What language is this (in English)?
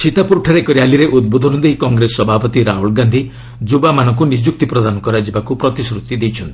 Odia